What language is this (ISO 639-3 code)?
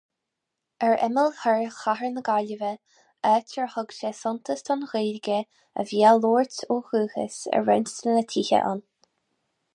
gle